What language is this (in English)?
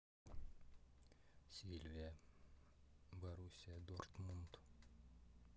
Russian